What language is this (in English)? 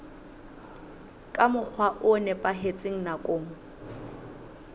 Southern Sotho